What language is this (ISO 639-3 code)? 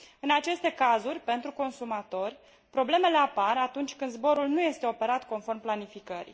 ron